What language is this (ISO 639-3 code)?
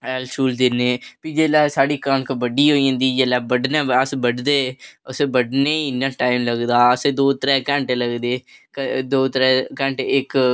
doi